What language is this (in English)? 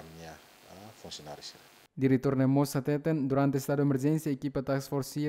Indonesian